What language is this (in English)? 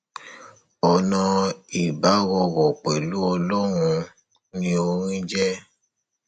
Yoruba